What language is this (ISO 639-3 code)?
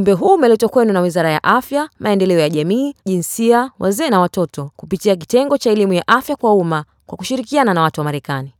swa